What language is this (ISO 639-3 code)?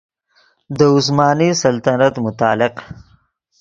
ydg